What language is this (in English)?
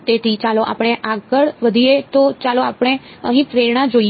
Gujarati